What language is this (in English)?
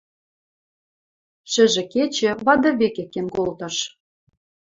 Western Mari